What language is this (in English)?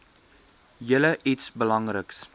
Afrikaans